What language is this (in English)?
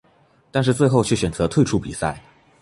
Chinese